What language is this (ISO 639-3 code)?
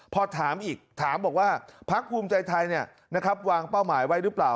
tha